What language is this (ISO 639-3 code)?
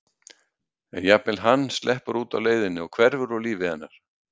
isl